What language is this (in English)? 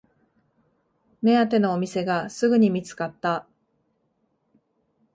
Japanese